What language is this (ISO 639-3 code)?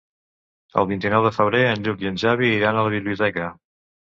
cat